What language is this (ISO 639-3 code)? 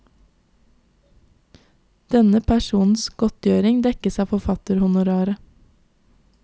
nor